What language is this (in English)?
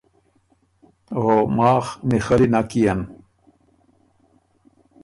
Ormuri